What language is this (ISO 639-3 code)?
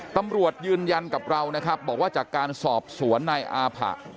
tha